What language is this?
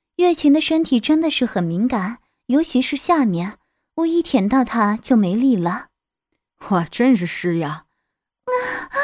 Chinese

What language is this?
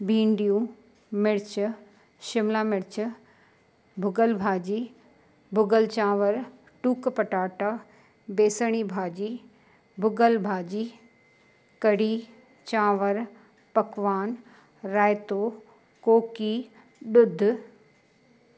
Sindhi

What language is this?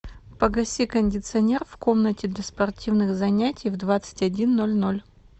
Russian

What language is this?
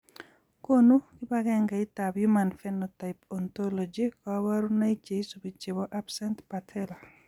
Kalenjin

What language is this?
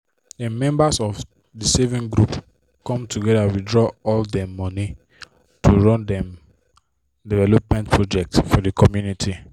Nigerian Pidgin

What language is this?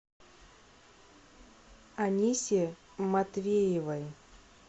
Russian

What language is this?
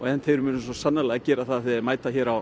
Icelandic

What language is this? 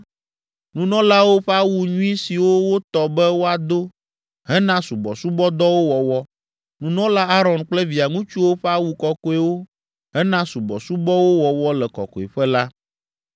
Ewe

